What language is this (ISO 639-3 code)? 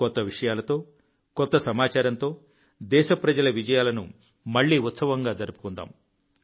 tel